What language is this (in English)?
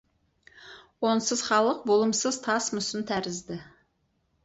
Kazakh